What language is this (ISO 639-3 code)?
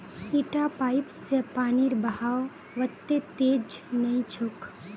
mag